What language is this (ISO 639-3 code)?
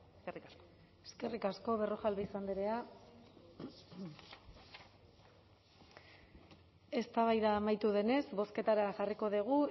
eus